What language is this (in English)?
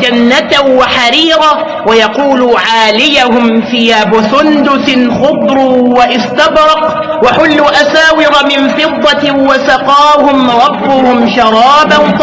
Arabic